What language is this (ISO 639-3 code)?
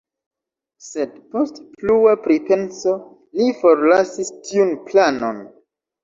epo